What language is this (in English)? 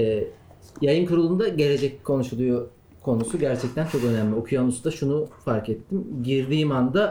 Turkish